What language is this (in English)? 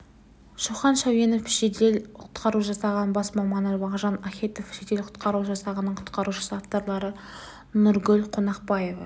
Kazakh